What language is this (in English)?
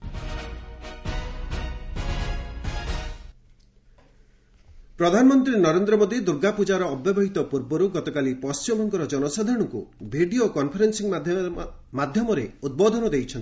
Odia